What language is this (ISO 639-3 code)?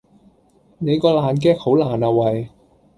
yue